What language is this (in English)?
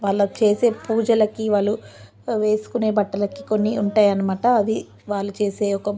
Telugu